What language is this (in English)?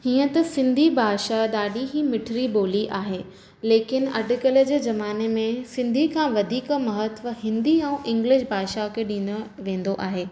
Sindhi